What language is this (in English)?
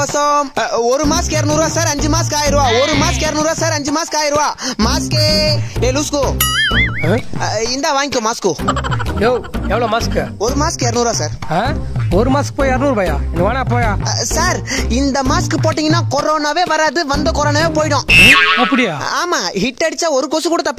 Romanian